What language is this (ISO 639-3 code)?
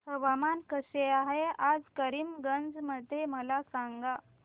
mar